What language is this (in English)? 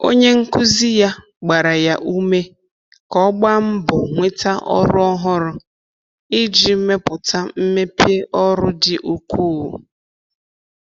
Igbo